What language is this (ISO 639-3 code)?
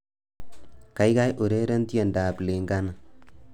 kln